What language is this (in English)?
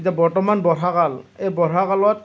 Assamese